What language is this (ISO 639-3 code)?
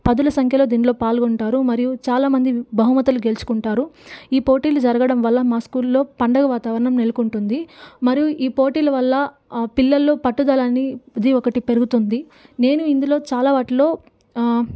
tel